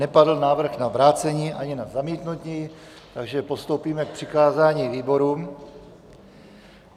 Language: Czech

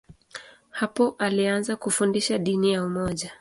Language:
Swahili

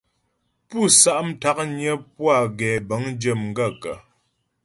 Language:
Ghomala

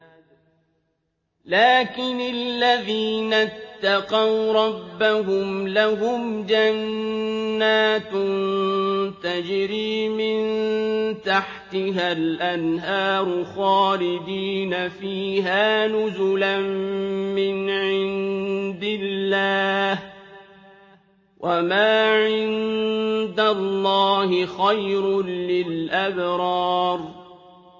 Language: Arabic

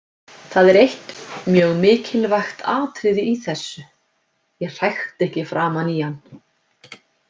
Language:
Icelandic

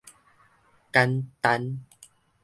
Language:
Min Nan Chinese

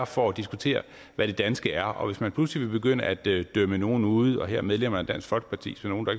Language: Danish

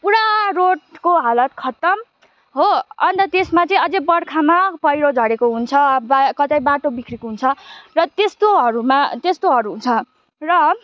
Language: Nepali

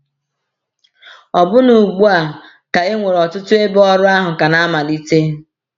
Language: Igbo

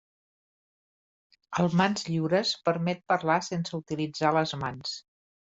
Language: Catalan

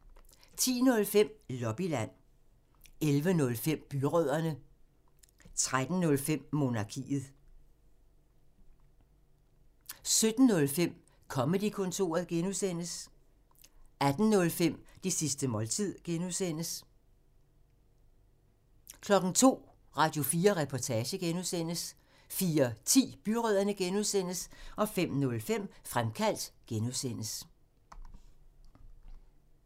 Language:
Danish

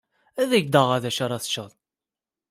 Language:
Kabyle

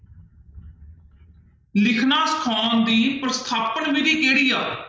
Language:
Punjabi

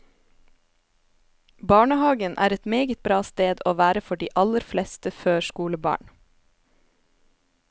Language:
Norwegian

